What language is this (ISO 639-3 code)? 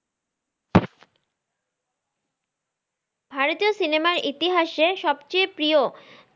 ben